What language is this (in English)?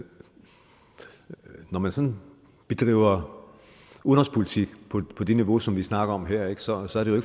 Danish